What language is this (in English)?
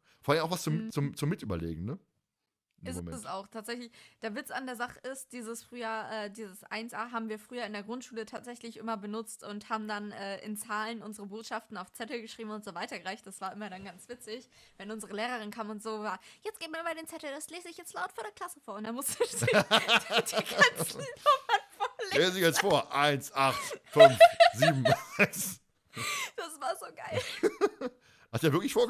German